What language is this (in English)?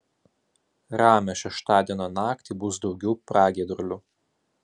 Lithuanian